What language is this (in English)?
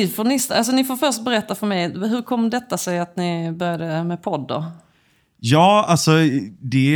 Swedish